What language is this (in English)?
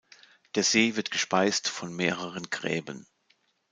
German